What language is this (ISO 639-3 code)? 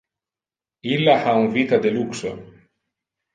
ina